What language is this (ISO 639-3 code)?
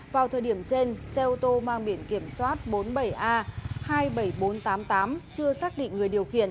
vie